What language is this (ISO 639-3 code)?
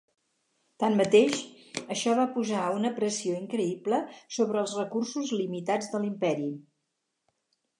cat